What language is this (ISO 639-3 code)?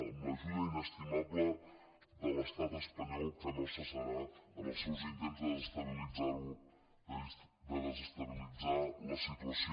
cat